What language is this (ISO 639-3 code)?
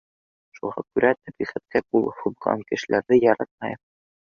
bak